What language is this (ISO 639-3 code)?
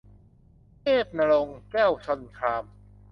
tha